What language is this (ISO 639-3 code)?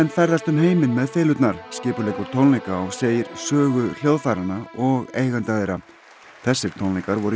isl